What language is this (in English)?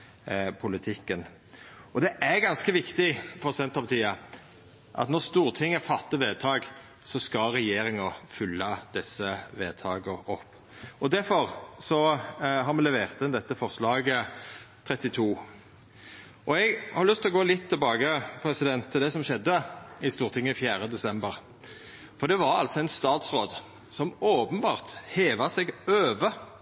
Norwegian Nynorsk